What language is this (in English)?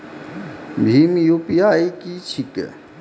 Maithili